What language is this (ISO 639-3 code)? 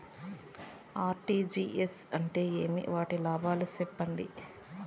tel